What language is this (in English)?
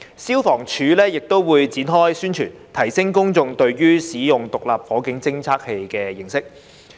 Cantonese